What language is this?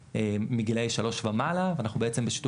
Hebrew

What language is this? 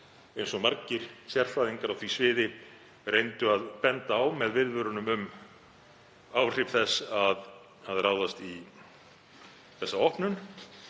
Icelandic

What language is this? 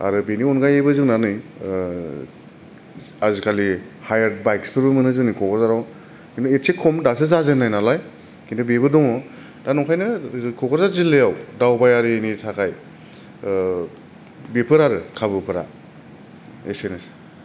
Bodo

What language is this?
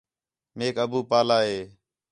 Khetrani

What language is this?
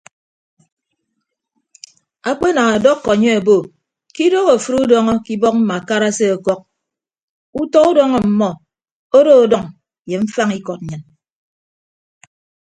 Ibibio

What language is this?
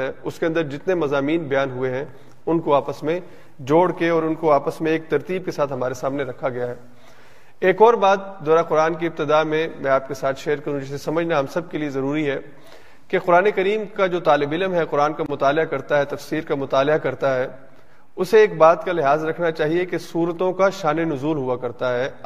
Urdu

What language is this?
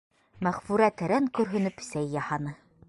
Bashkir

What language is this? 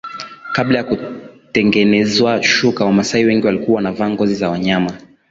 Swahili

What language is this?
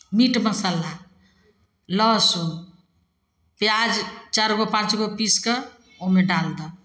Maithili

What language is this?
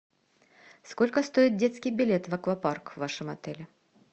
Russian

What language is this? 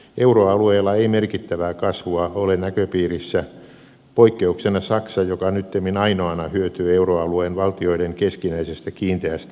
Finnish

